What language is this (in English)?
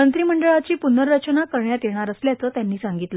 Marathi